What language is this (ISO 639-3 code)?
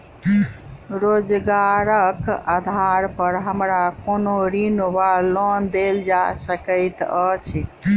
mai